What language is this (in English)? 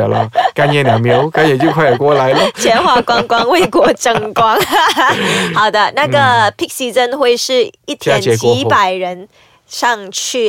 Chinese